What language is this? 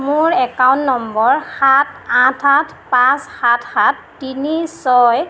Assamese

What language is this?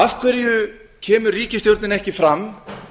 Icelandic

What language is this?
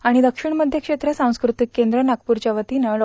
Marathi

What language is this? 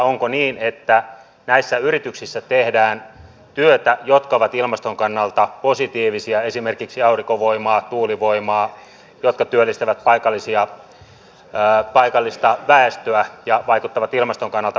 Finnish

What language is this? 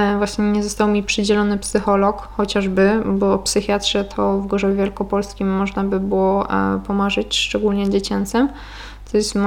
Polish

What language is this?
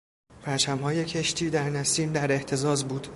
Persian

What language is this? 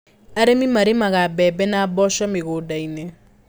Kikuyu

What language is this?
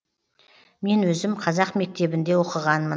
Kazakh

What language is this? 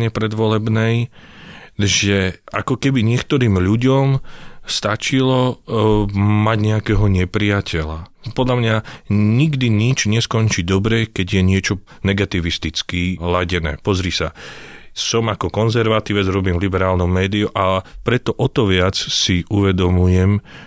Slovak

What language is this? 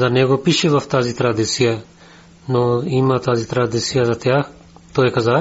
Bulgarian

